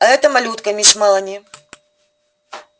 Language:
Russian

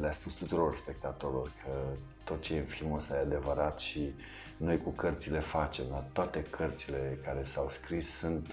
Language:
Romanian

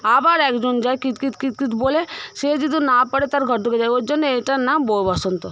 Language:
Bangla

